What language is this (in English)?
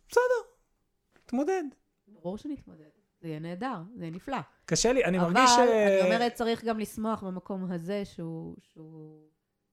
Hebrew